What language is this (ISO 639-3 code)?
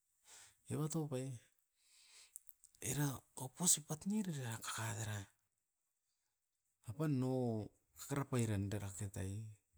eiv